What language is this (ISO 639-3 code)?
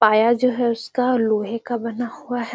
mag